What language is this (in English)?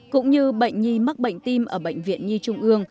Vietnamese